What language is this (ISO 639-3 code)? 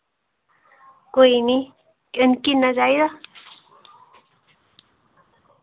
doi